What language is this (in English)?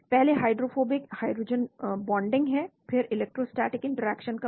Hindi